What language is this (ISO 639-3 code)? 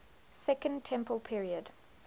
eng